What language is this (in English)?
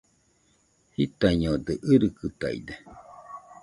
Nüpode Huitoto